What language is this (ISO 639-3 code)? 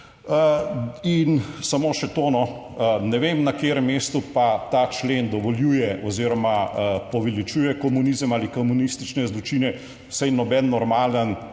slv